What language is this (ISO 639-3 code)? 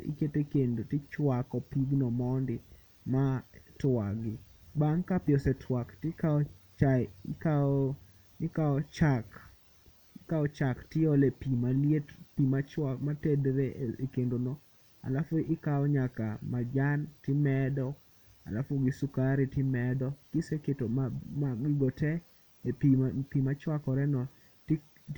luo